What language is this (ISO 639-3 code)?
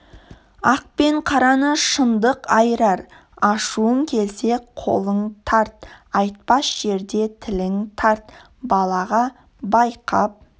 kaz